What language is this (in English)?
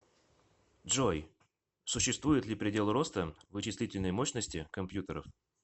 Russian